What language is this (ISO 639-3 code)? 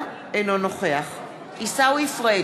heb